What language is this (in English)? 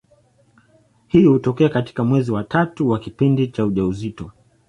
Swahili